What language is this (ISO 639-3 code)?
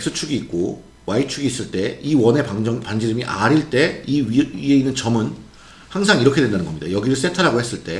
kor